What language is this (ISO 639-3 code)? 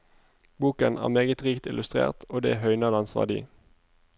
nor